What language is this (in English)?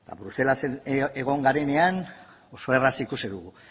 Basque